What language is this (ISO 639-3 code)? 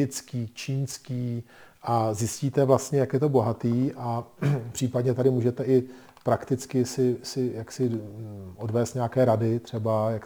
ces